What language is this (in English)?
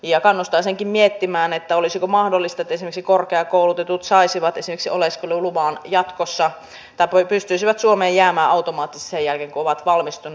Finnish